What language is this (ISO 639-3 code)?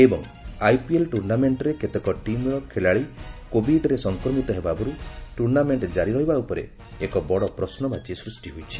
ori